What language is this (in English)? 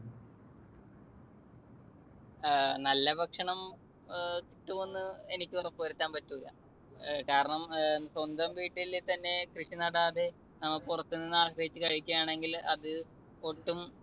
Malayalam